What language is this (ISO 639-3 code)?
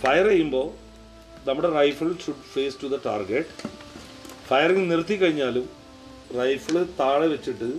mal